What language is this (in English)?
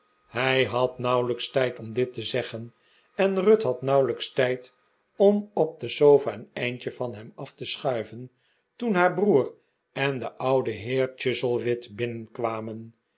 Dutch